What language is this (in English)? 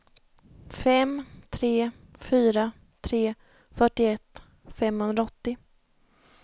Swedish